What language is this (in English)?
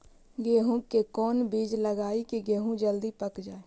Magahi